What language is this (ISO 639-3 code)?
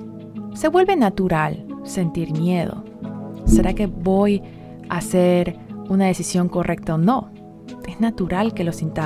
spa